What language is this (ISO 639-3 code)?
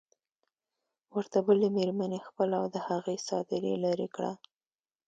pus